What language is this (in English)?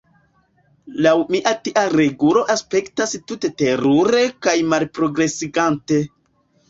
Esperanto